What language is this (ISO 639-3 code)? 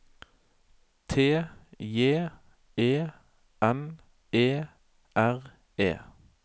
nor